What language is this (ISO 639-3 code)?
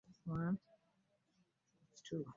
lug